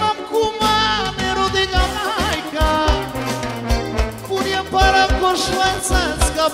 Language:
Romanian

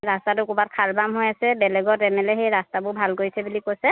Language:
Assamese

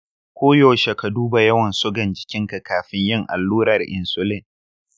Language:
Hausa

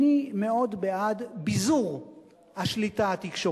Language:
Hebrew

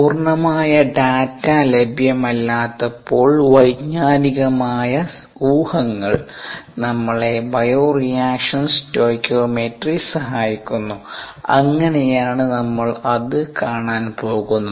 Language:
Malayalam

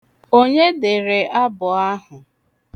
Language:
Igbo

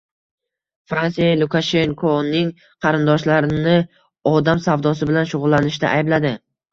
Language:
Uzbek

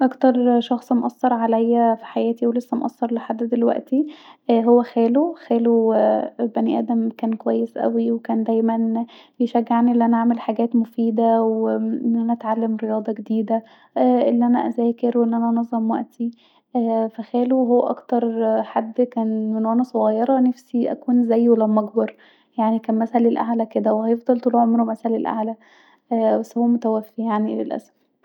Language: Egyptian Arabic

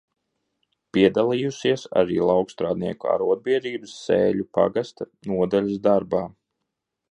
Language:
Latvian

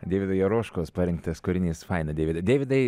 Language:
Lithuanian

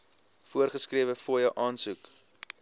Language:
Afrikaans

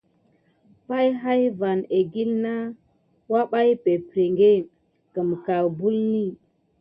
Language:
Gidar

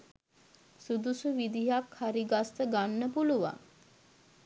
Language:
Sinhala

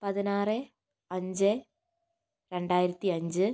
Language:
Malayalam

